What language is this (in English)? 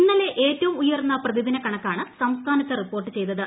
Malayalam